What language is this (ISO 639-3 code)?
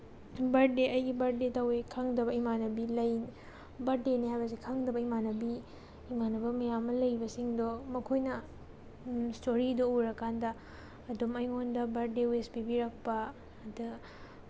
mni